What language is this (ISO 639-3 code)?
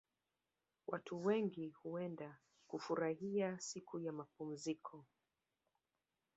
swa